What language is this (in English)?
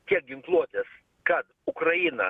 Lithuanian